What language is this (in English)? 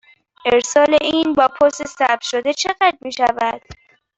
Persian